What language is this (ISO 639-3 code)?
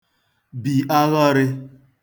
ibo